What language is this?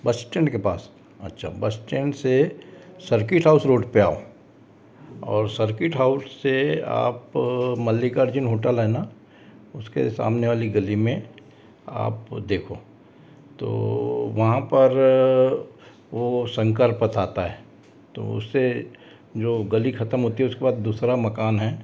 Hindi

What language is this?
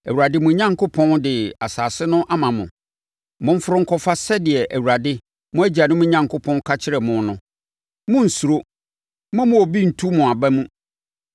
Akan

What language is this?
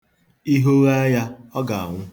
Igbo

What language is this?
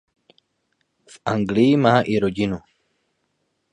Czech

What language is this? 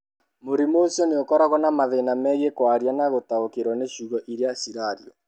Kikuyu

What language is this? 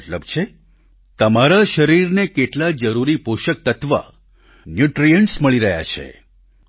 Gujarati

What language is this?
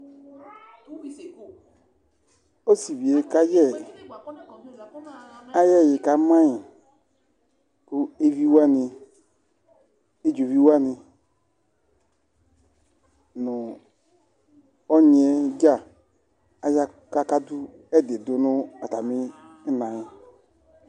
Ikposo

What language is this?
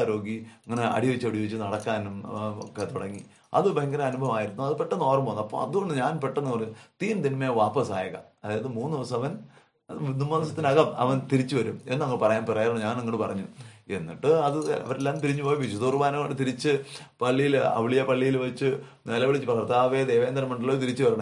Malayalam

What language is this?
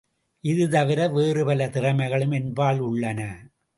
Tamil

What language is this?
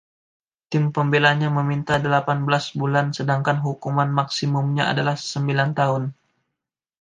Indonesian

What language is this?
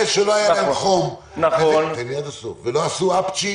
Hebrew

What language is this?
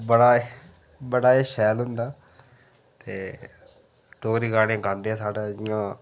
Dogri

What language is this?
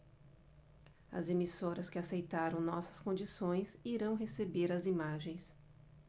Portuguese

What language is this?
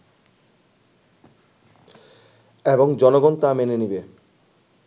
Bangla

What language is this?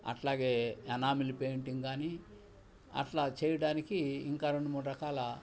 Telugu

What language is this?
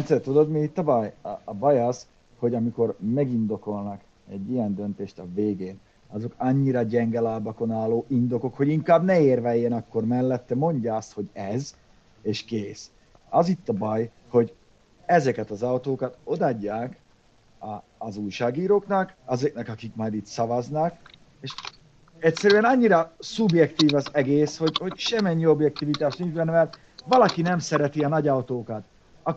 Hungarian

